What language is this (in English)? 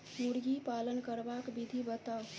Maithili